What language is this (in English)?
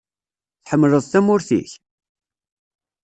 Kabyle